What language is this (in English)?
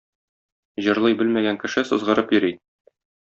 Tatar